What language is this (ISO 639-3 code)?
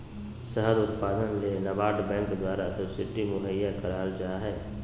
mag